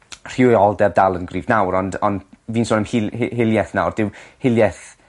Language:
Welsh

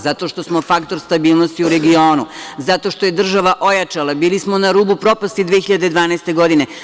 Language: Serbian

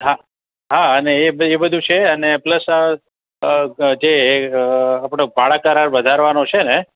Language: Gujarati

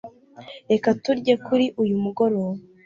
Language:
Kinyarwanda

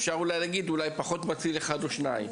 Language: Hebrew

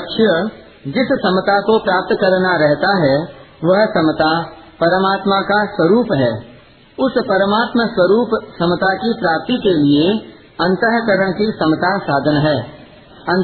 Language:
Hindi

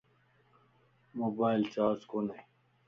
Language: Lasi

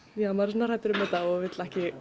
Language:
Icelandic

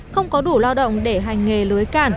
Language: Vietnamese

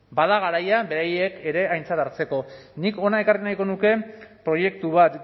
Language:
Basque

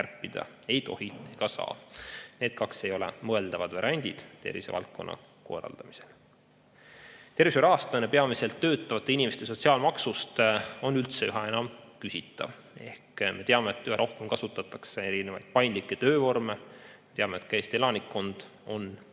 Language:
Estonian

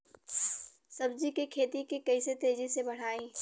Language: Bhojpuri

